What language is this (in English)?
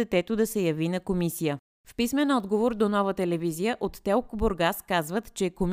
Bulgarian